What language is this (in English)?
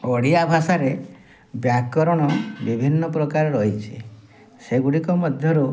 Odia